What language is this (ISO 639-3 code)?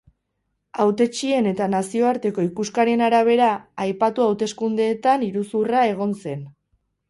eus